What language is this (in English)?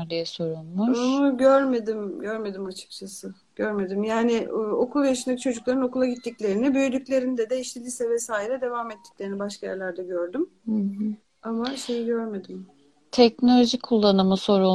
Turkish